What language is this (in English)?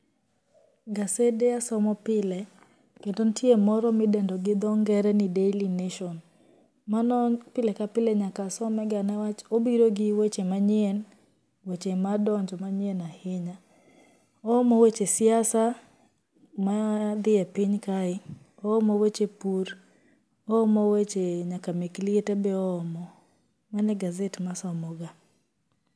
Luo (Kenya and Tanzania)